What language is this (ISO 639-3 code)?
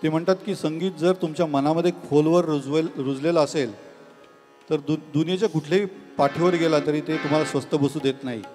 mar